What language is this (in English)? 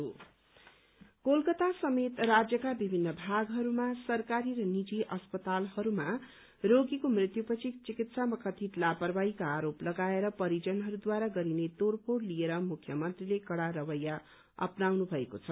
Nepali